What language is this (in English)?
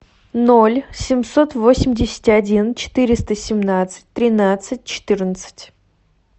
Russian